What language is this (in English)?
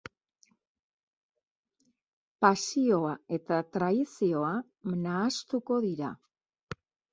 Basque